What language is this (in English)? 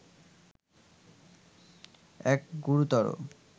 Bangla